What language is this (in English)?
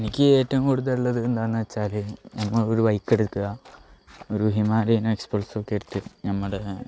Malayalam